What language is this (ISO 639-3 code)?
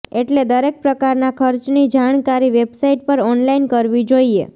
guj